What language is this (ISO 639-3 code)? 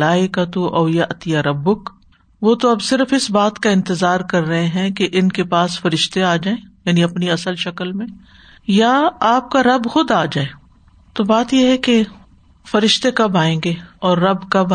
urd